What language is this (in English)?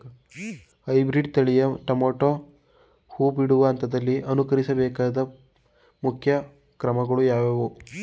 Kannada